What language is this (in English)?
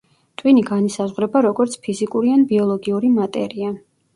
Georgian